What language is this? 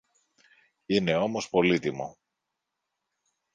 Greek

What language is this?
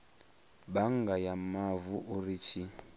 Venda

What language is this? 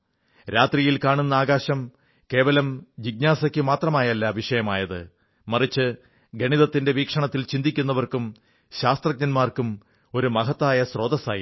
Malayalam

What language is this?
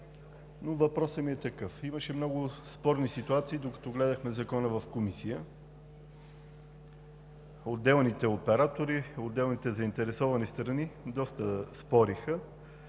Bulgarian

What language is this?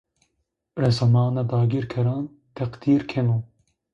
Zaza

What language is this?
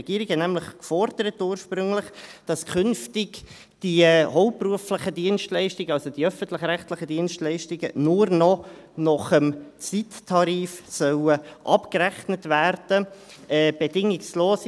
Swiss German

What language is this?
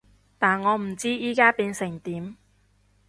Cantonese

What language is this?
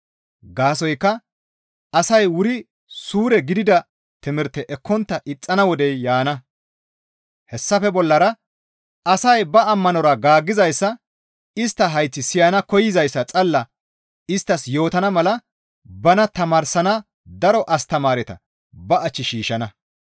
Gamo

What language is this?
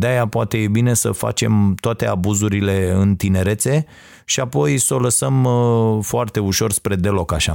Romanian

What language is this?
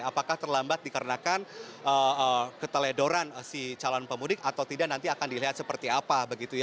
Indonesian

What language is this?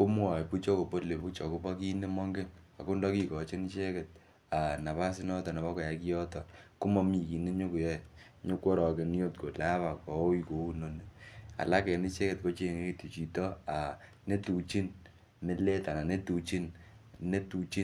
Kalenjin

